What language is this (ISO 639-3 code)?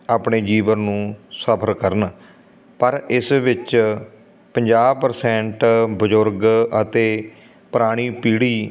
pan